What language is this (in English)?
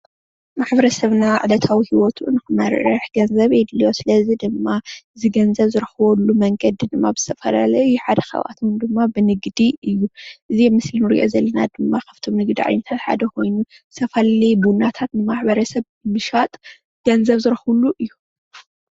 Tigrinya